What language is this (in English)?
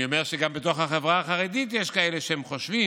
Hebrew